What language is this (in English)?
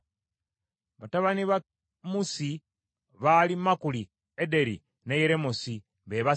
Ganda